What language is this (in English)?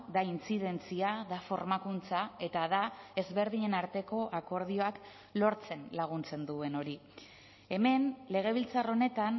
Basque